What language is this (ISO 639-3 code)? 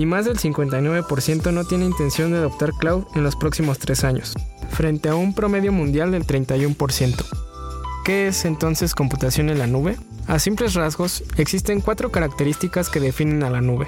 spa